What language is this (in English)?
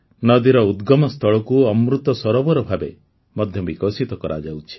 Odia